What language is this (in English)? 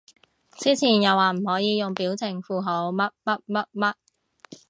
Cantonese